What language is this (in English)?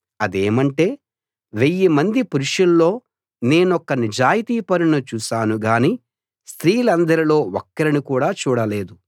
Telugu